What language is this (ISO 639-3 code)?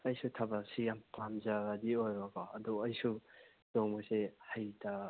mni